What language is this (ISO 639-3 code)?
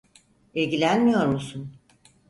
tur